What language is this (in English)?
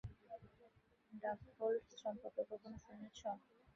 Bangla